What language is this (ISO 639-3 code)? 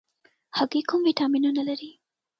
pus